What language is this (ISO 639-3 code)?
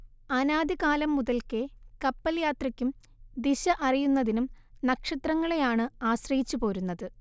mal